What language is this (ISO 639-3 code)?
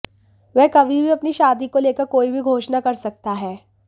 hin